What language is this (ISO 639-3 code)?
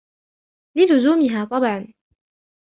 ara